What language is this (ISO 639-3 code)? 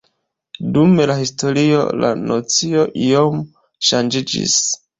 epo